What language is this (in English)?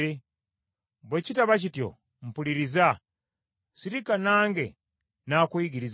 Ganda